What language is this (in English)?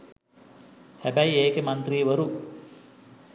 Sinhala